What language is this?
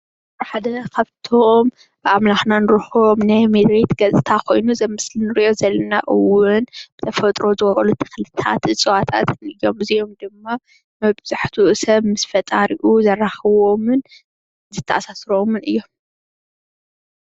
Tigrinya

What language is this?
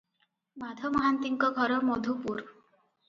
Odia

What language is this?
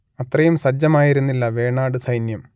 Malayalam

